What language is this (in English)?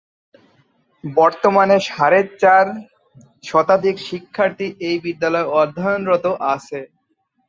Bangla